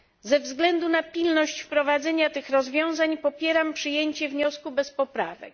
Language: Polish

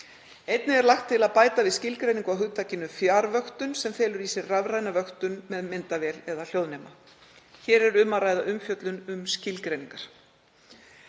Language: Icelandic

